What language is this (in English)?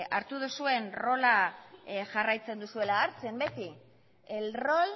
Basque